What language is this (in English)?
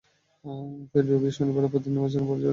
Bangla